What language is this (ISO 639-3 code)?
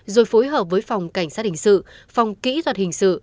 vie